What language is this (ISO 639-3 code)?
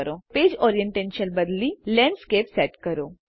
guj